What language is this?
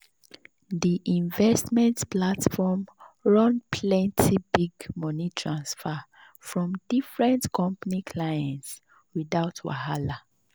Nigerian Pidgin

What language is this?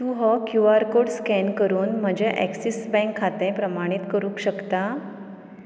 Konkani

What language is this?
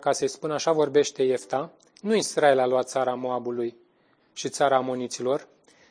Romanian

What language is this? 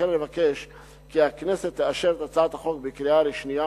Hebrew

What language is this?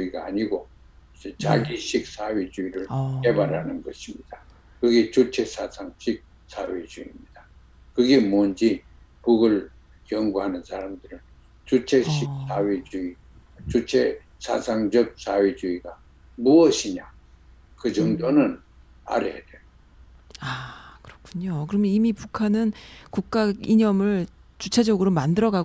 Korean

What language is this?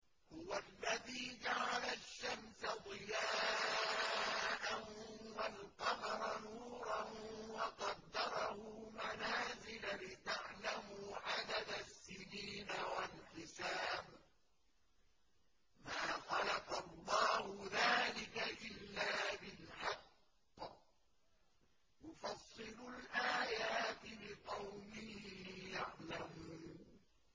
Arabic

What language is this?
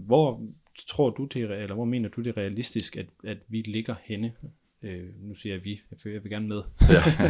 Danish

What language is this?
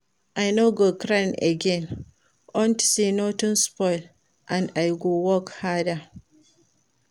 Nigerian Pidgin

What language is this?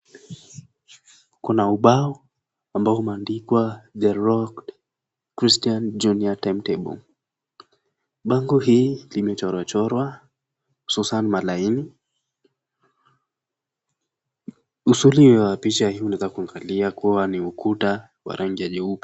Swahili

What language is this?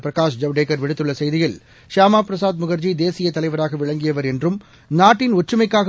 Tamil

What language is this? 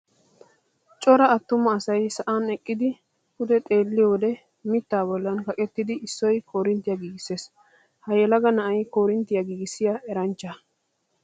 Wolaytta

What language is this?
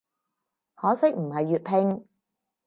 Cantonese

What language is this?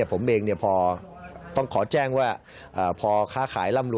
Thai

